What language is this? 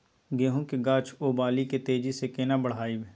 Maithili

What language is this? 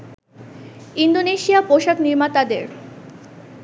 Bangla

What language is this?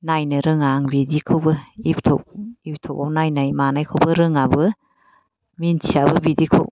Bodo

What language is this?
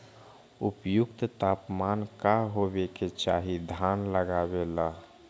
Magahi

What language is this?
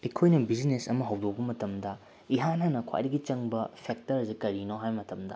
Manipuri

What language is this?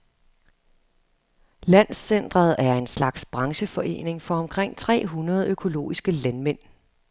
Danish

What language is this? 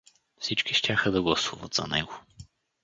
Bulgarian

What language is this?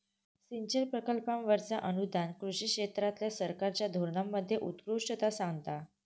Marathi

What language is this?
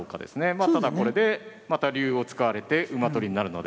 Japanese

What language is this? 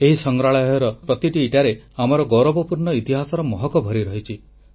Odia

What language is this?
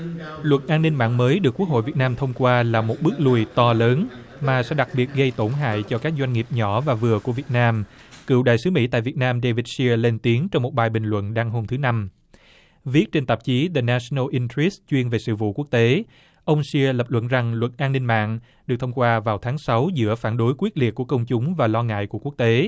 Vietnamese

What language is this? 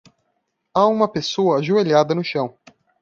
Portuguese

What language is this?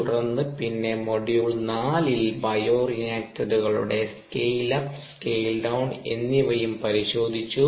Malayalam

